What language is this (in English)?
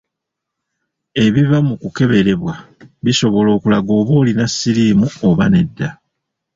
Ganda